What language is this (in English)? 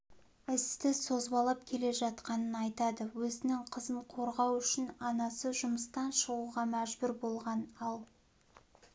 Kazakh